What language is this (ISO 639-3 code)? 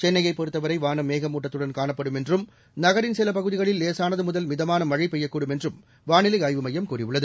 tam